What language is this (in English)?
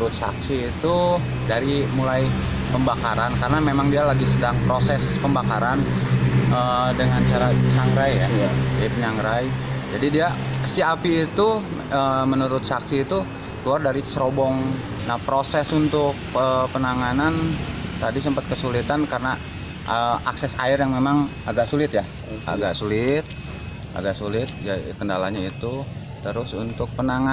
Indonesian